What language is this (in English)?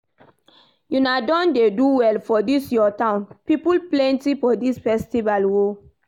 Nigerian Pidgin